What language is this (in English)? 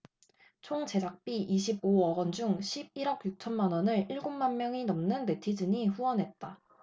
Korean